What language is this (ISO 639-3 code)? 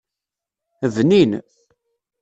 kab